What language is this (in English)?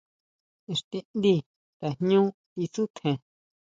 Huautla Mazatec